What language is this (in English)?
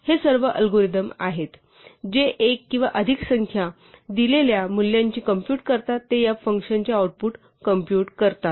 Marathi